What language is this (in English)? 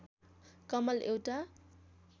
Nepali